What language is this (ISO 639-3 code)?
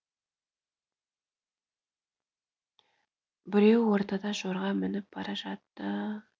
kaz